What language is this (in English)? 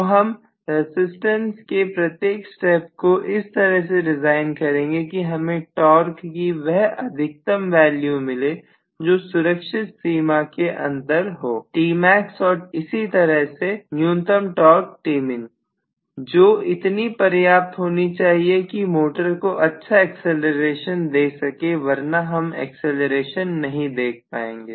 Hindi